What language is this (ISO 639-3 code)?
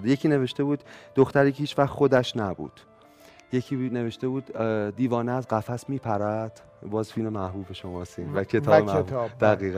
fas